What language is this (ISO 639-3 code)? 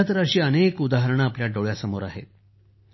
mar